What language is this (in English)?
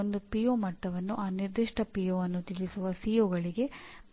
Kannada